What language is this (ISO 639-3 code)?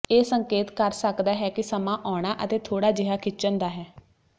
pan